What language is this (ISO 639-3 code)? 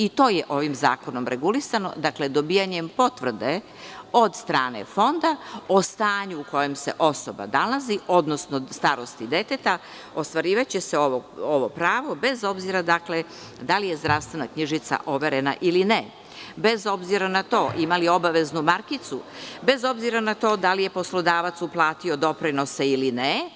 srp